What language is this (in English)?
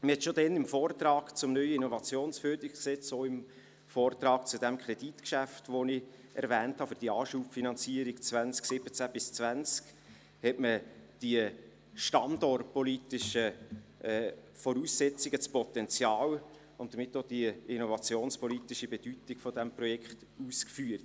Swiss German